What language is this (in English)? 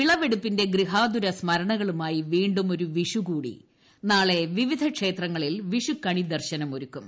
Malayalam